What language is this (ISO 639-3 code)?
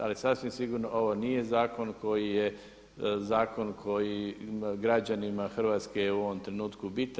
hrv